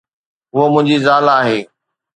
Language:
Sindhi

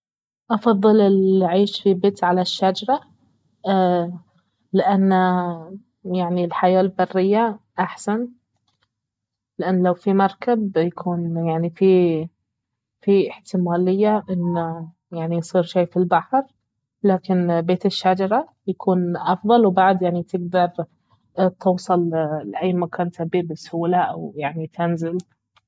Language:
Baharna Arabic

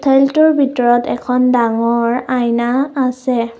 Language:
Assamese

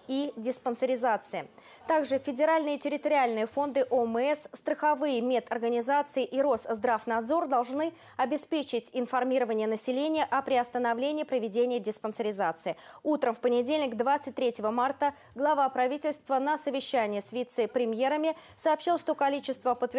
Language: Russian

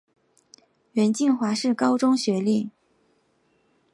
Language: Chinese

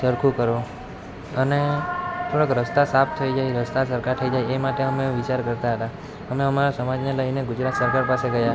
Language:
Gujarati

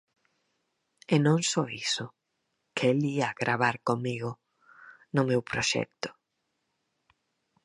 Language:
Galician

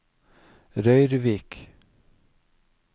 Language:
Norwegian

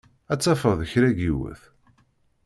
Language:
Kabyle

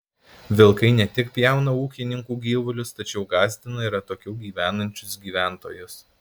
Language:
Lithuanian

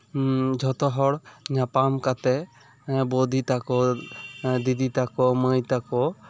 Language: Santali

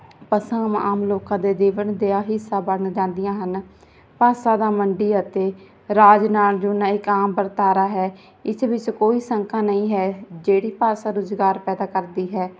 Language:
Punjabi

